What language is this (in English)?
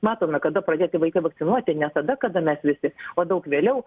Lithuanian